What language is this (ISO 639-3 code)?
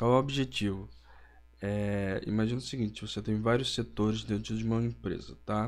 por